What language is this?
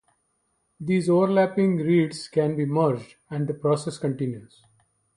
English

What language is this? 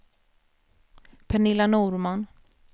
Swedish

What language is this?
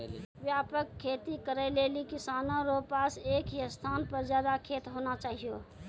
Maithili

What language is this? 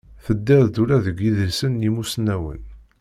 Kabyle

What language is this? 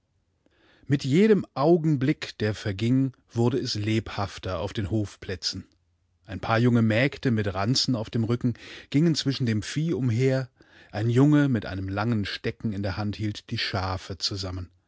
German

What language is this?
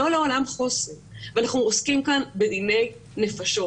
Hebrew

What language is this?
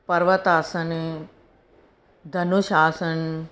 Sindhi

